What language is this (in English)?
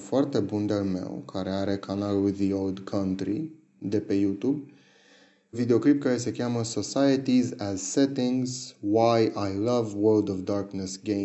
Romanian